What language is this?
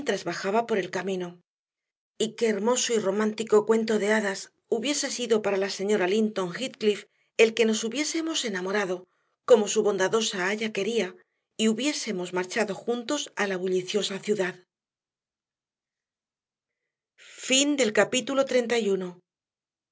Spanish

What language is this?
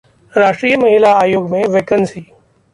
Hindi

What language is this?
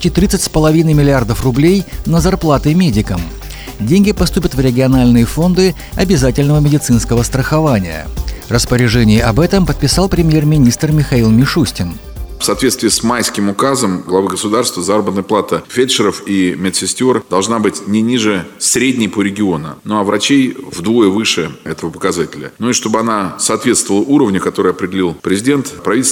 Russian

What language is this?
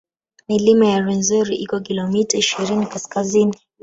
Swahili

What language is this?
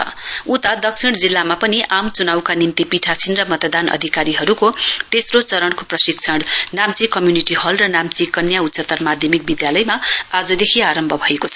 Nepali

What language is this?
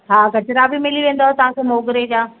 Sindhi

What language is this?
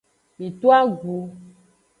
Aja (Benin)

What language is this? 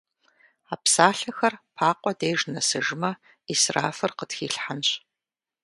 Kabardian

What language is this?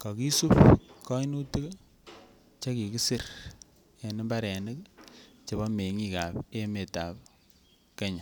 Kalenjin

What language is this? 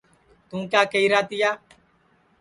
Sansi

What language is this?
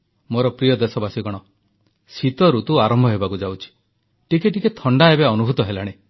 Odia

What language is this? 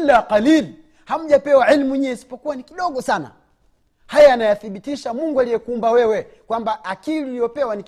Swahili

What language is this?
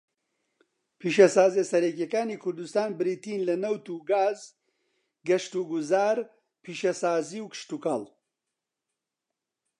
Central Kurdish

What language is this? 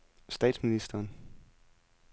Danish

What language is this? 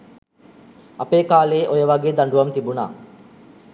Sinhala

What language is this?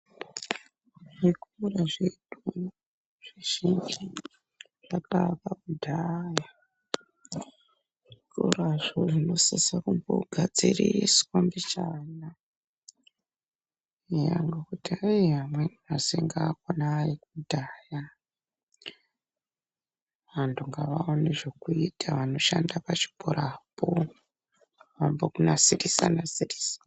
Ndau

